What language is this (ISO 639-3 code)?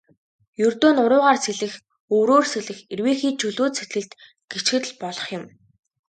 mon